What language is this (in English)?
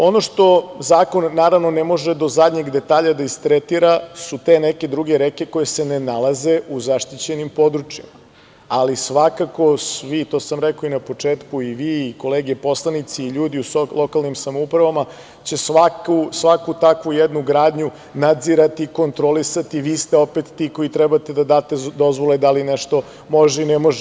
Serbian